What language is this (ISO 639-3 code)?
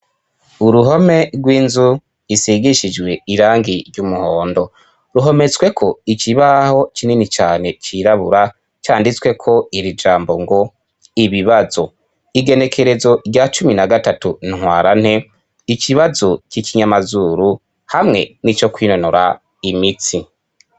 run